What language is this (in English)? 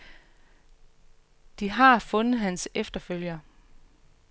Danish